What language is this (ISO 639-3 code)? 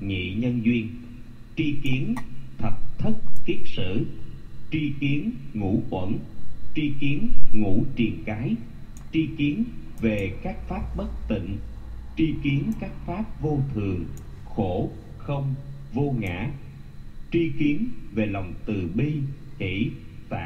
vie